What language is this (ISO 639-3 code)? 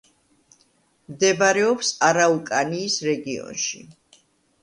kat